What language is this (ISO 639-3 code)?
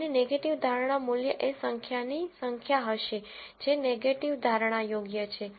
guj